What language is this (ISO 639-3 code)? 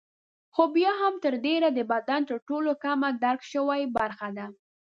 pus